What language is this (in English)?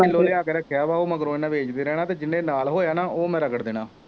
Punjabi